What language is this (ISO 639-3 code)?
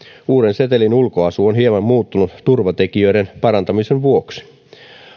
fin